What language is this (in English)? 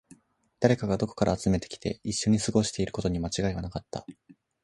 Japanese